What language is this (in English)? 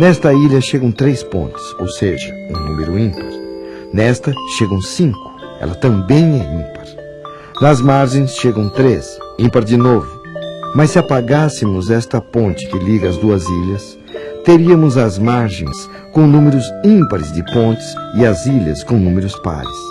Portuguese